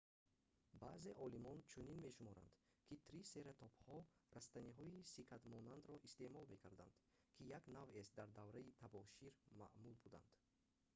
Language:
Tajik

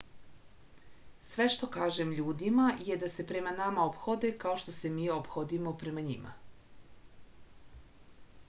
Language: Serbian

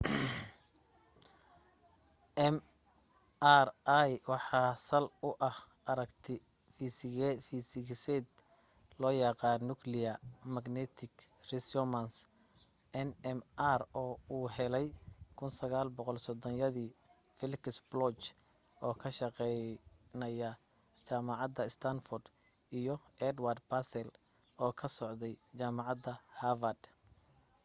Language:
Somali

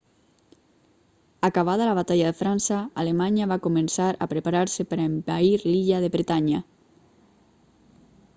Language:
Catalan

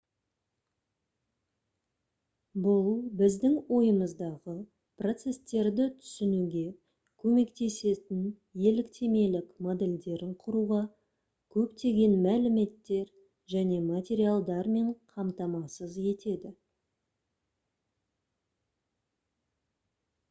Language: Kazakh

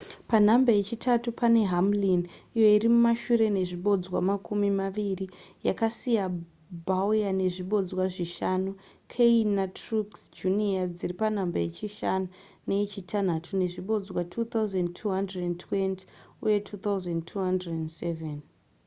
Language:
Shona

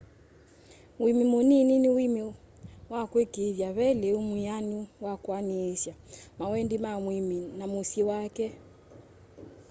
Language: Kamba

